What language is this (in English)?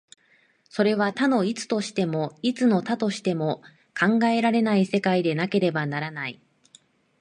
Japanese